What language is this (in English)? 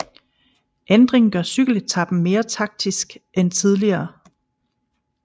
Danish